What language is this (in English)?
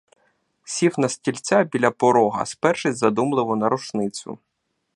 Ukrainian